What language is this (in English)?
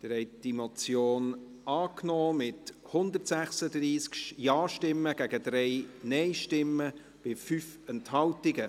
Swiss German